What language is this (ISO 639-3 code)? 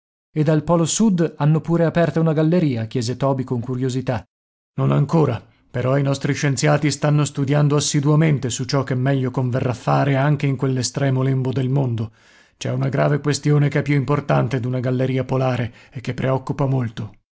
ita